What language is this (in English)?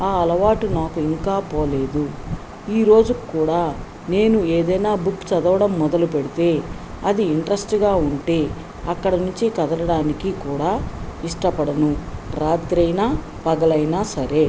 Telugu